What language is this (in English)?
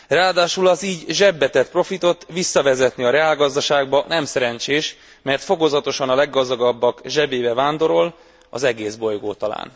Hungarian